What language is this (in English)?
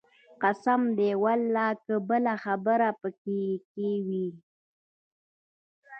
Pashto